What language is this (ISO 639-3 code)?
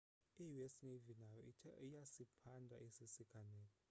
xho